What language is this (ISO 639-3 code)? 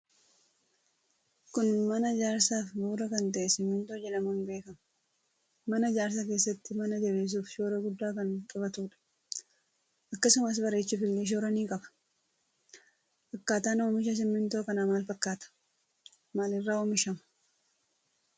orm